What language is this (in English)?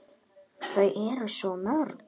Icelandic